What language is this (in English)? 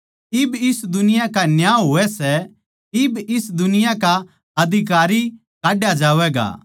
Haryanvi